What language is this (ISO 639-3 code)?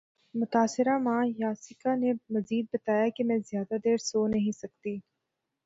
urd